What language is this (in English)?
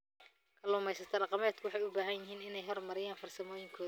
Somali